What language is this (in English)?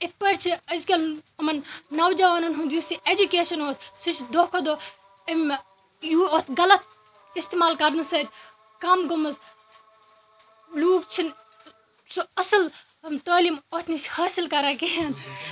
Kashmiri